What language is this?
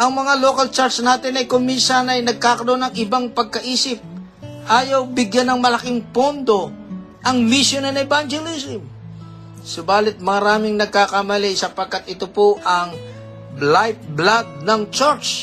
Filipino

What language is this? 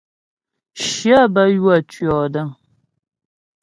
Ghomala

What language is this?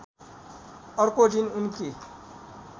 Nepali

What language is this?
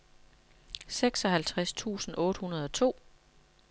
Danish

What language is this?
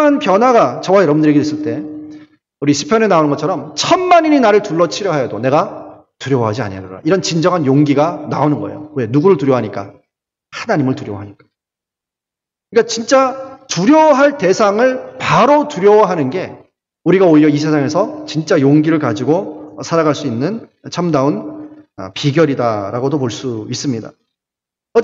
Korean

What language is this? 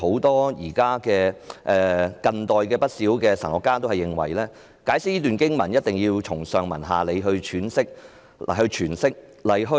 Cantonese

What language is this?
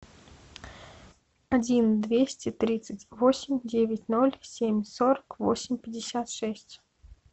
Russian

